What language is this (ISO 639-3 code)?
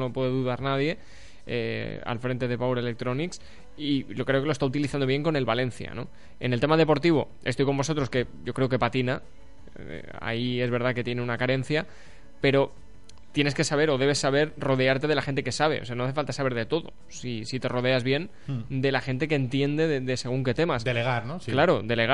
spa